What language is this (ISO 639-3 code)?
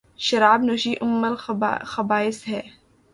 urd